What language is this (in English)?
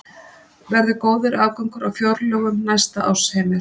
Icelandic